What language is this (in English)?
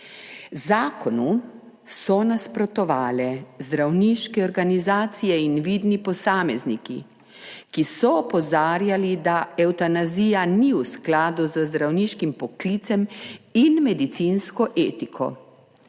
Slovenian